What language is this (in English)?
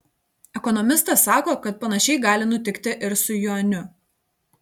Lithuanian